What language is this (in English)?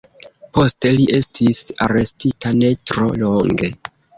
Esperanto